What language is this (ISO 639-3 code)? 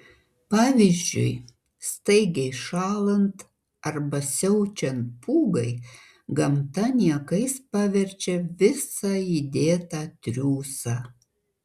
lit